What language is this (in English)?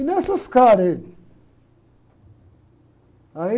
Portuguese